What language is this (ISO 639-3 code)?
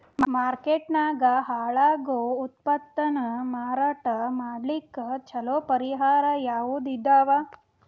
kan